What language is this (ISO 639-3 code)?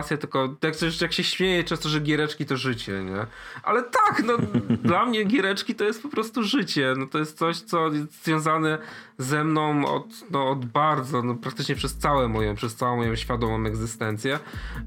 pol